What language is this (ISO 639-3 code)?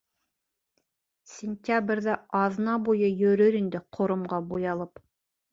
bak